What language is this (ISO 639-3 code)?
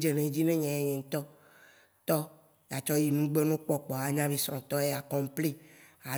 wci